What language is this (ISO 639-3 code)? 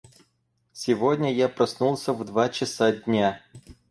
rus